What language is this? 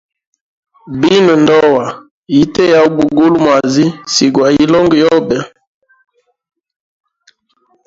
Hemba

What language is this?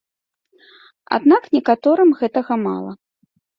Belarusian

